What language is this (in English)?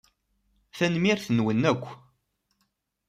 Kabyle